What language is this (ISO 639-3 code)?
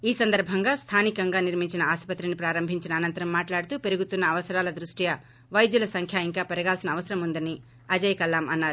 tel